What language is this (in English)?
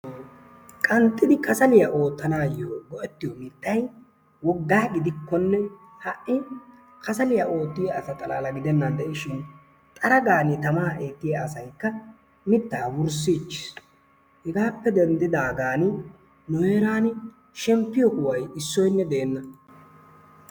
Wolaytta